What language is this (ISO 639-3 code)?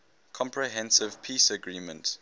eng